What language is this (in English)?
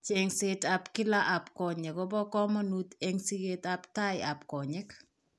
Kalenjin